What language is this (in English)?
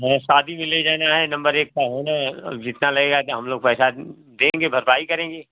Hindi